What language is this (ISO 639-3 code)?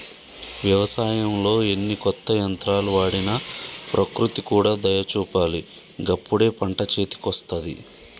tel